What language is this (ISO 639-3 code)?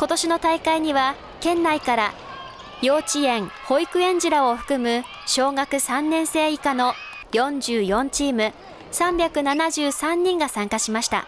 jpn